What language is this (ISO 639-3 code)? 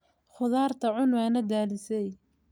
som